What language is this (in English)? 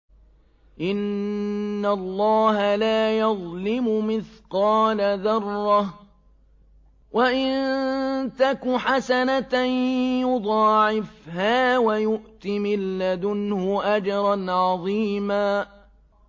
Arabic